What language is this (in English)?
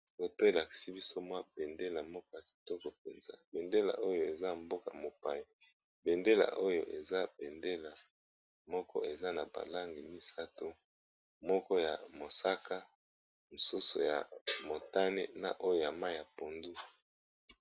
Lingala